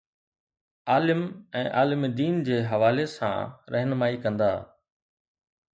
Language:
Sindhi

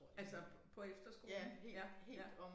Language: Danish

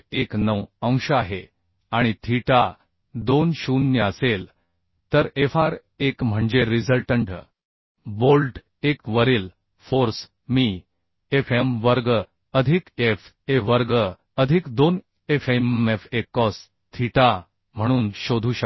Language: Marathi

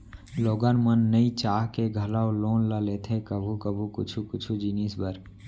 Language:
Chhattisgarhi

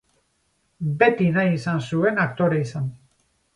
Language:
Basque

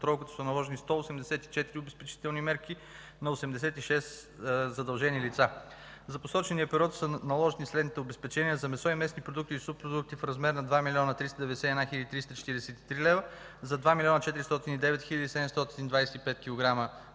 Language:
Bulgarian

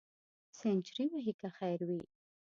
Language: Pashto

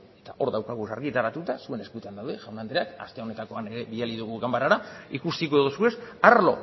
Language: Basque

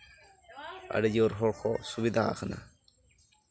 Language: Santali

